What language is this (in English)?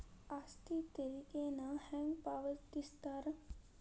Kannada